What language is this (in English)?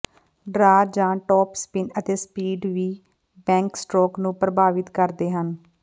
Punjabi